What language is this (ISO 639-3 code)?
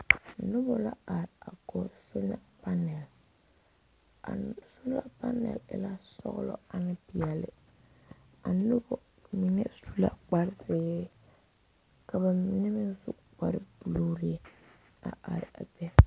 dga